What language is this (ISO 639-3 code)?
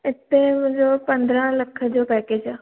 snd